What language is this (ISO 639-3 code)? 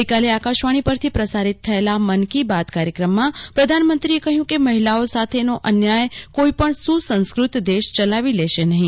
guj